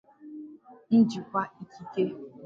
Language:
Igbo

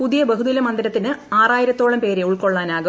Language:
Malayalam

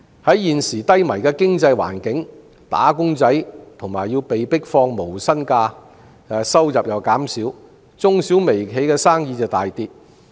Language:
Cantonese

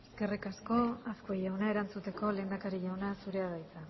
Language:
Basque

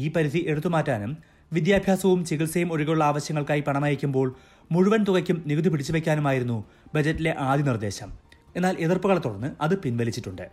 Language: Malayalam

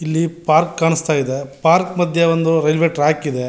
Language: Kannada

